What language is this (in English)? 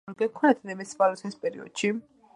Georgian